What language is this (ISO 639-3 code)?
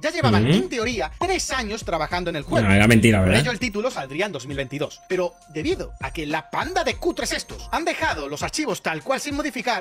spa